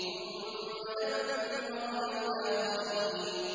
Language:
Arabic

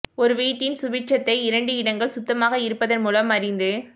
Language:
Tamil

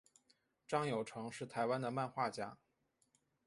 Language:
Chinese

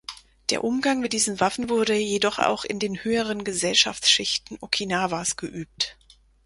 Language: German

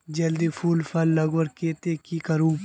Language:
Magahi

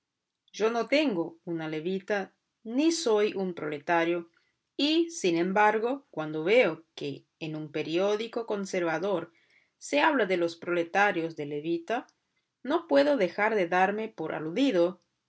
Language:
Spanish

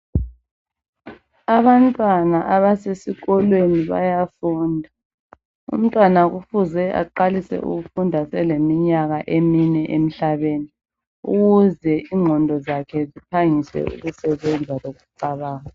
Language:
North Ndebele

